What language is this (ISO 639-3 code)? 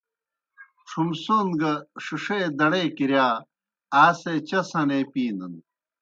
plk